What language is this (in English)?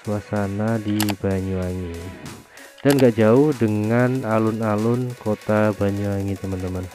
Indonesian